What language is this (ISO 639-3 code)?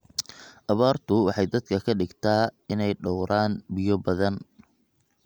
som